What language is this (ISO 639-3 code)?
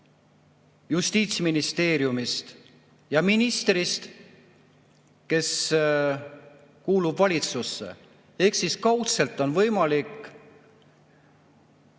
est